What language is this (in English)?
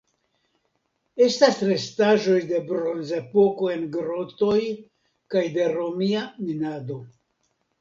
Esperanto